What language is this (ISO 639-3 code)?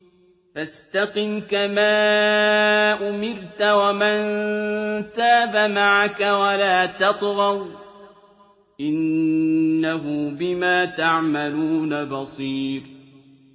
ara